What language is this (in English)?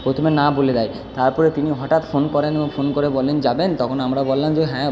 Bangla